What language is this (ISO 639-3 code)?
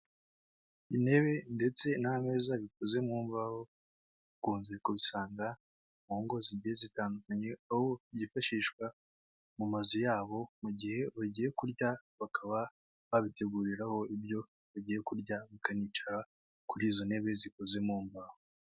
kin